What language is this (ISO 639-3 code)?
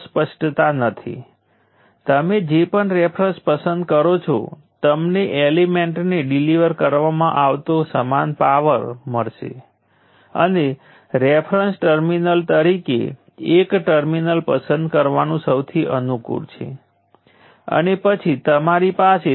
guj